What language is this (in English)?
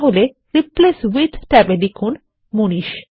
Bangla